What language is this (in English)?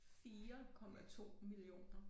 Danish